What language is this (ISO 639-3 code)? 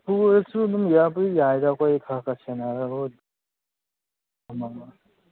mni